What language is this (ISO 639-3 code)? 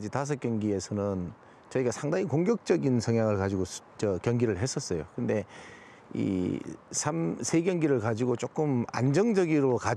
kor